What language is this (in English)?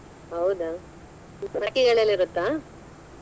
Kannada